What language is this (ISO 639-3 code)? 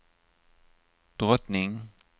swe